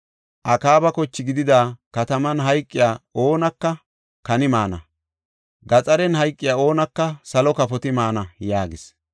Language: Gofa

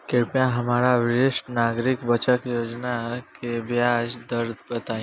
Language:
Bhojpuri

